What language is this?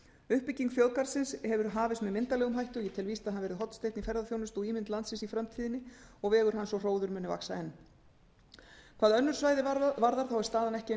Icelandic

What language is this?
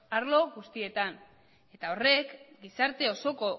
Basque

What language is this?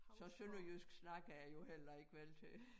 Danish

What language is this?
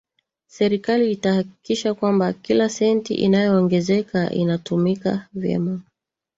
Swahili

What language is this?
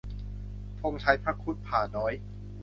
Thai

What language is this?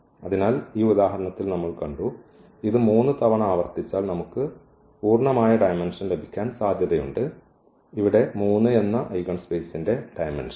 Malayalam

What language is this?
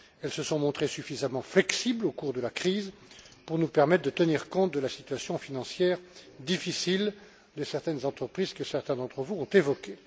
French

